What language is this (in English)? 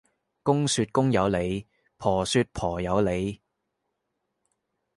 Cantonese